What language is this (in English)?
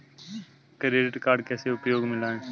Hindi